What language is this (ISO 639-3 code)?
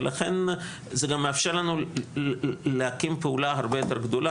heb